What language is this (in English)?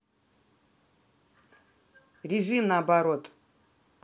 Russian